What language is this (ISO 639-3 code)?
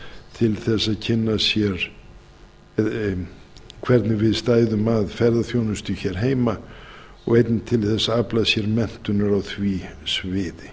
isl